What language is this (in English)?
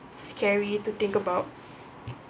English